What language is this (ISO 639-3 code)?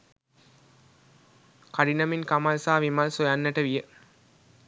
sin